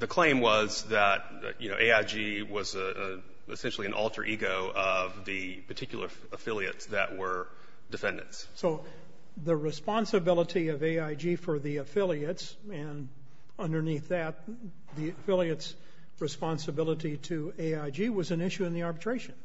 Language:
English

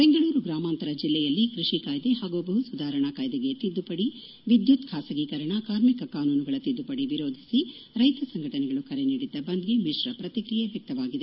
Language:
Kannada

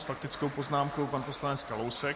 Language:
Czech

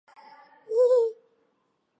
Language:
Chinese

